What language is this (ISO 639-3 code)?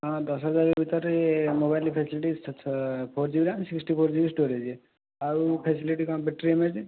ori